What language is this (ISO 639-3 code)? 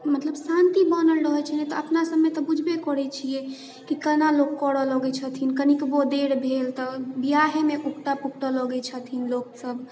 mai